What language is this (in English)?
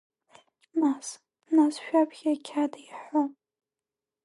Abkhazian